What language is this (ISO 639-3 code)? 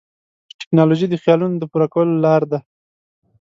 pus